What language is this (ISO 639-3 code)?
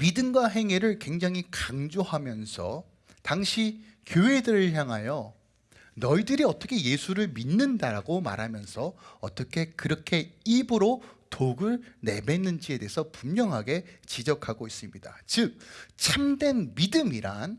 kor